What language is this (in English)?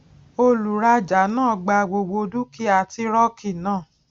Yoruba